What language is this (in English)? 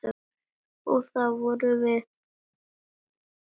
Icelandic